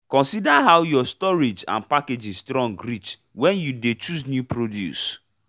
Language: Nigerian Pidgin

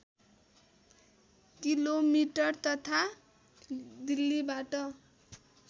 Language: Nepali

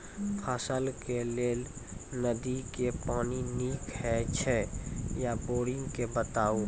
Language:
Maithili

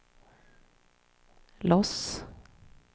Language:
Swedish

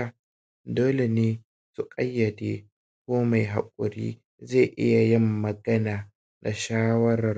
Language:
Hausa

